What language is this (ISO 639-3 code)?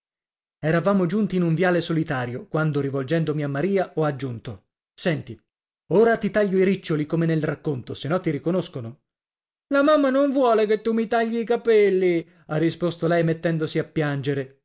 ita